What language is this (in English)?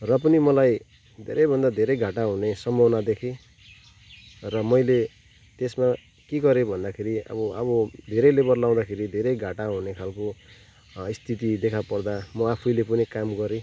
Nepali